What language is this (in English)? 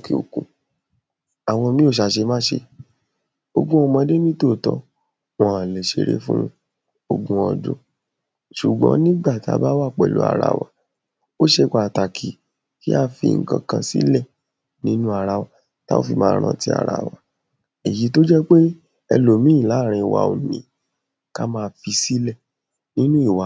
Yoruba